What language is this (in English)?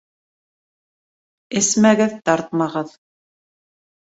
Bashkir